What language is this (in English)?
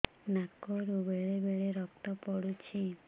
Odia